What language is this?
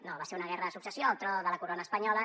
Catalan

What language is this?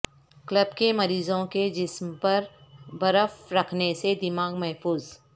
Urdu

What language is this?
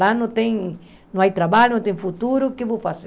Portuguese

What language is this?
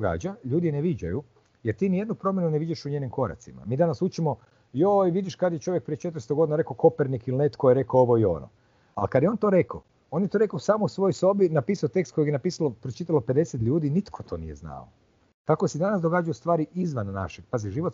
Croatian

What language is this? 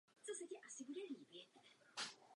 Czech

